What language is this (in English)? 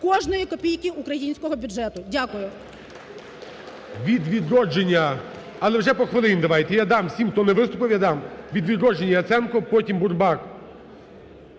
Ukrainian